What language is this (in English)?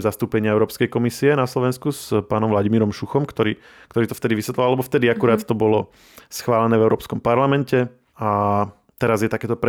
Slovak